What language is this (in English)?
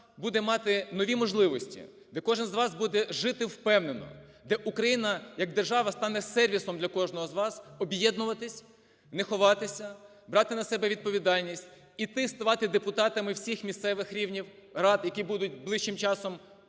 Ukrainian